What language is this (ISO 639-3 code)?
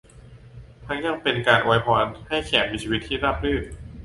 tha